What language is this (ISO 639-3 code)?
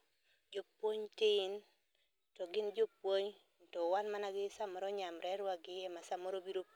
luo